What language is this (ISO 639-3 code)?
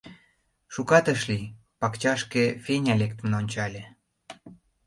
chm